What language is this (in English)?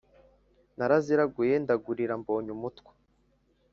Kinyarwanda